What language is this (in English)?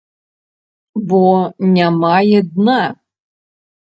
Belarusian